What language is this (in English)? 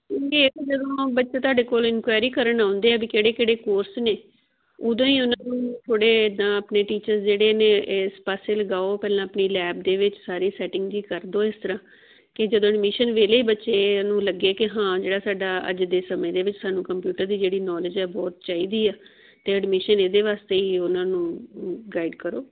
Punjabi